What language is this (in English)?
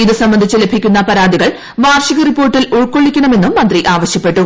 Malayalam